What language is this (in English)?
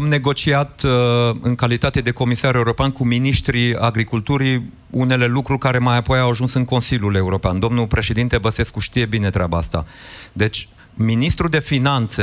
Romanian